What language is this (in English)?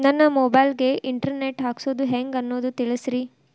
Kannada